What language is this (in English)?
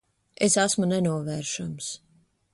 Latvian